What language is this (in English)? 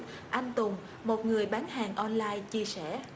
Vietnamese